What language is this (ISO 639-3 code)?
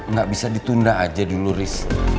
ind